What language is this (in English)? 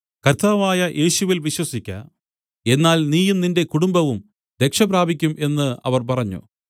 Malayalam